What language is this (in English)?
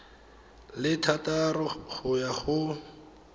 Tswana